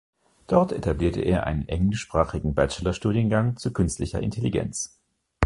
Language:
German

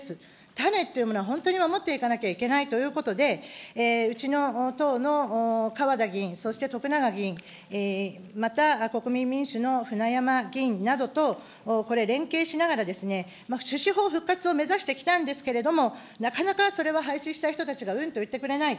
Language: Japanese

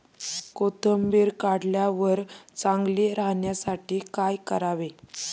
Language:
Marathi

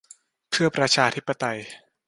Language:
Thai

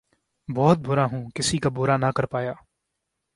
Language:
Urdu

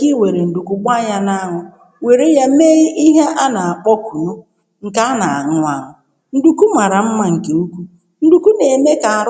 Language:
Igbo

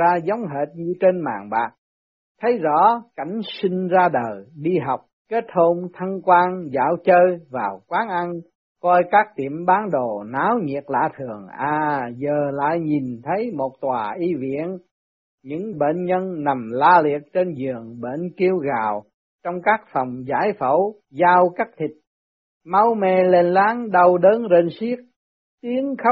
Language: Vietnamese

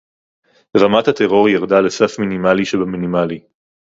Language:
Hebrew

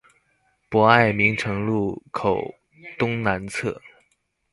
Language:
Chinese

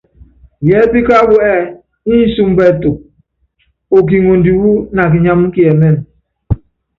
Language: Yangben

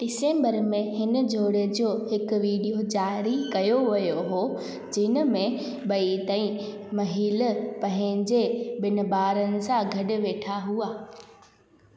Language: Sindhi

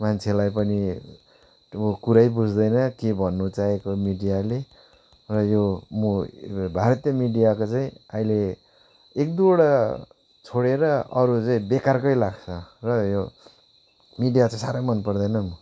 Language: Nepali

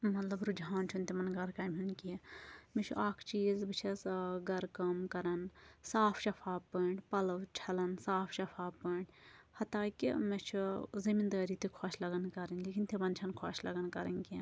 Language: Kashmiri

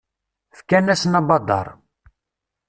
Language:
Kabyle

